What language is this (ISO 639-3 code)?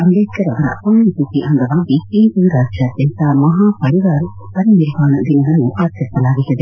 kan